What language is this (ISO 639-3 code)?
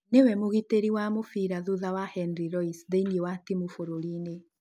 kik